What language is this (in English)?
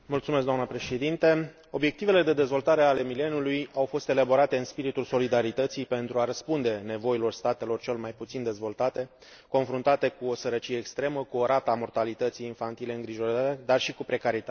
Romanian